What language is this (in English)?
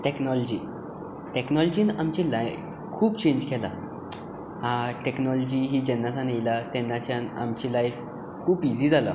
Konkani